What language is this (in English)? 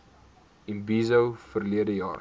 Afrikaans